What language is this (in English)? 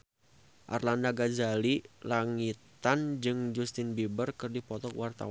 Sundanese